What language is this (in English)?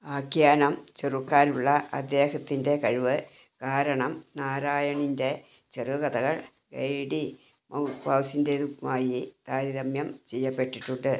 Malayalam